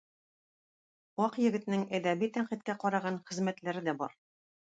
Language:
Tatar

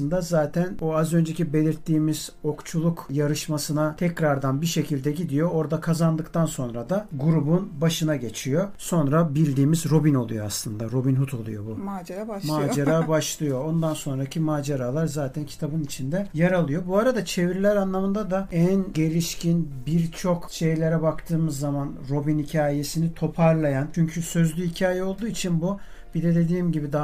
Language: Turkish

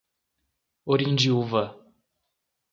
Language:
Portuguese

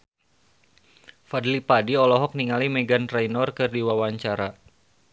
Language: Sundanese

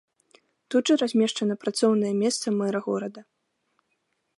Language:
Belarusian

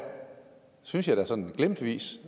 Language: Danish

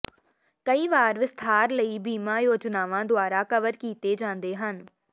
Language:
Punjabi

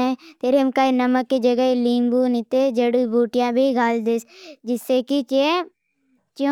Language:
Bhili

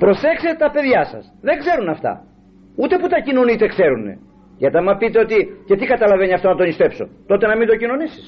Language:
Greek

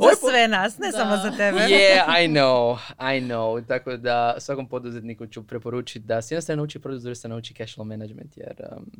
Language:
Croatian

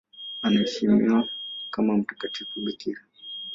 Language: Swahili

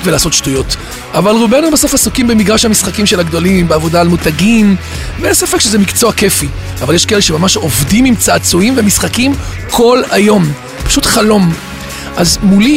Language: Hebrew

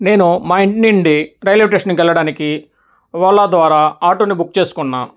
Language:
Telugu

